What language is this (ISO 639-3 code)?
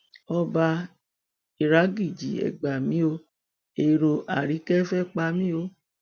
yor